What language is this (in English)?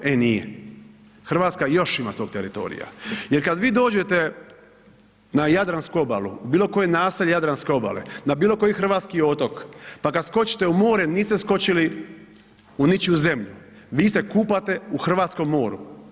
Croatian